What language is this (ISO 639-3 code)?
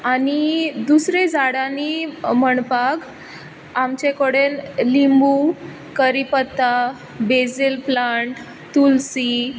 kok